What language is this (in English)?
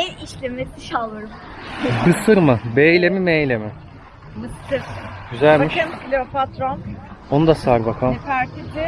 Turkish